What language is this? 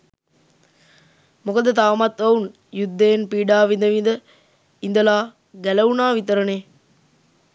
Sinhala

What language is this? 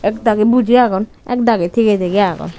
Chakma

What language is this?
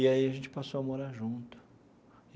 Portuguese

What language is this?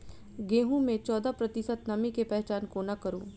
Maithili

